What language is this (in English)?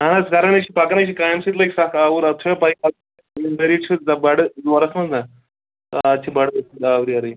Kashmiri